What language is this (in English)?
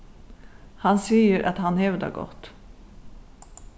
Faroese